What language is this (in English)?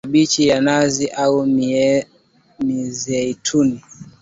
Swahili